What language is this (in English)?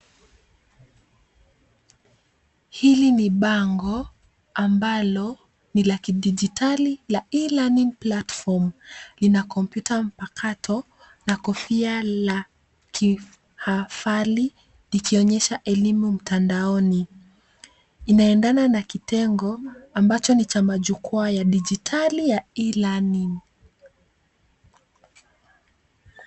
Swahili